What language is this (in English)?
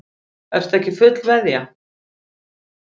Icelandic